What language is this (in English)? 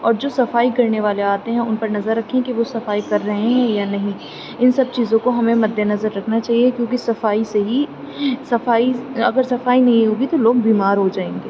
Urdu